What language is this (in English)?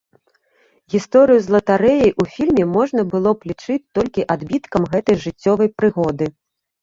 Belarusian